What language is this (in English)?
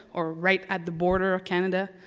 English